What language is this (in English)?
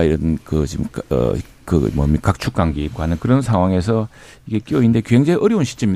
Korean